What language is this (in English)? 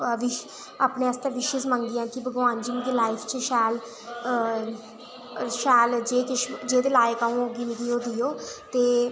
Dogri